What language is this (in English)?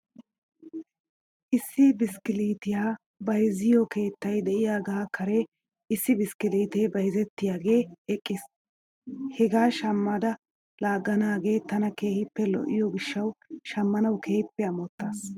Wolaytta